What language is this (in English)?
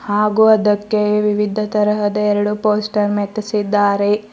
Kannada